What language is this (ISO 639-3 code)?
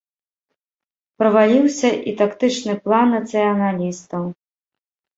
bel